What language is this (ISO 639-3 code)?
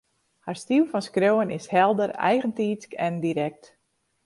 fry